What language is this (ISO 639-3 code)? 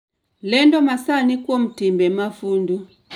luo